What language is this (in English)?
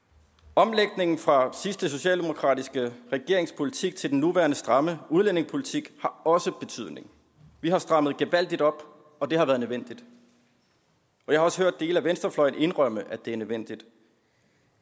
Danish